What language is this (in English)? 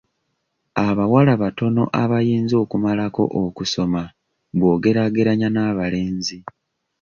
Ganda